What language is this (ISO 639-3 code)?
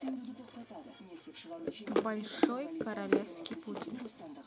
rus